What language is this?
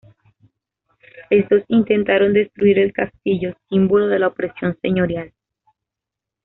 Spanish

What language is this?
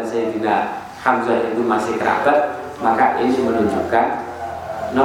Indonesian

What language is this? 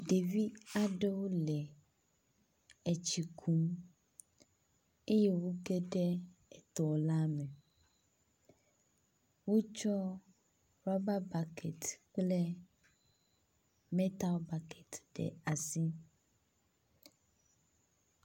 Ewe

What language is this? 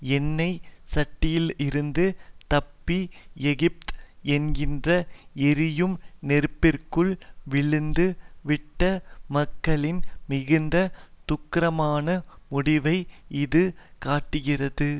Tamil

